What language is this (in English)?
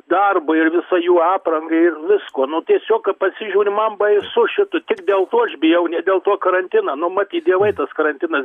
Lithuanian